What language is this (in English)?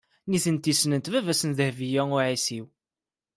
Kabyle